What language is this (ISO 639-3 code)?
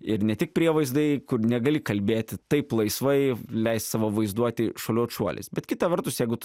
lit